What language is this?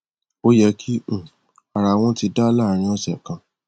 Yoruba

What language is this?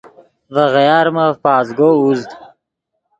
Yidgha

